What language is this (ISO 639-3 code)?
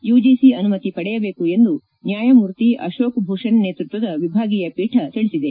kan